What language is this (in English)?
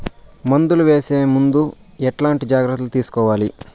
Telugu